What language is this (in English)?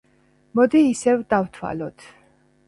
Georgian